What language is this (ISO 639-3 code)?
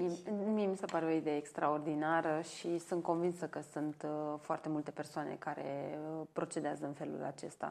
ron